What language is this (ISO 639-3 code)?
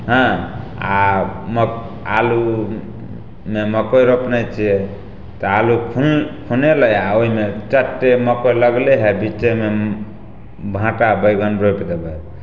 mai